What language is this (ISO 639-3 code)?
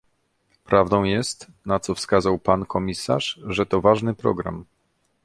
pol